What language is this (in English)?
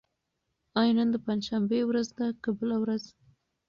Pashto